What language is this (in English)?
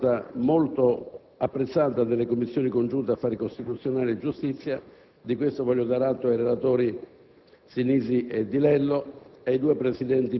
Italian